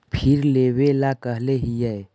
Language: Magahi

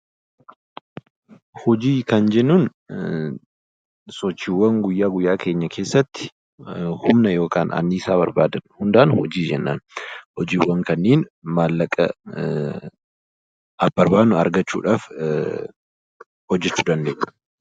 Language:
Oromo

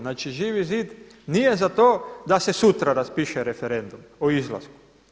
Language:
Croatian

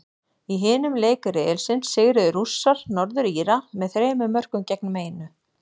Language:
Icelandic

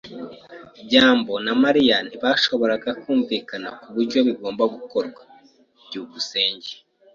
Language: Kinyarwanda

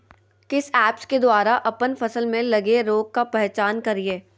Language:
Magahi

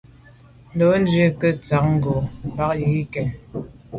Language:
Medumba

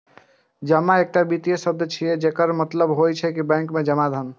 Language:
Maithili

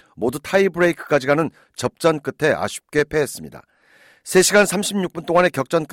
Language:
Korean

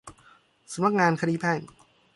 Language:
Thai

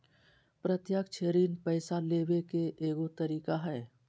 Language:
Magahi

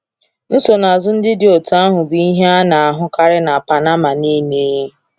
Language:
Igbo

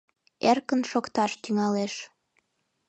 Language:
Mari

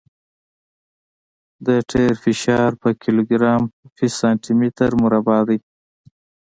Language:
Pashto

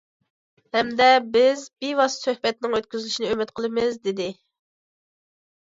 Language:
Uyghur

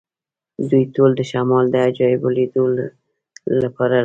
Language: Pashto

